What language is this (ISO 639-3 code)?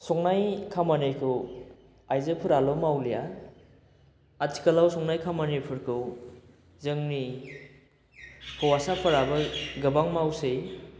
brx